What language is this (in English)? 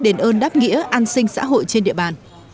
Vietnamese